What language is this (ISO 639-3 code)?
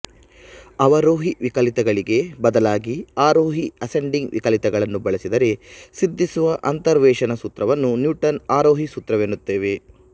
kan